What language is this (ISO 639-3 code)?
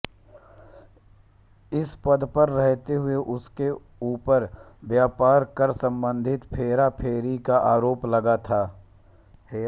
hin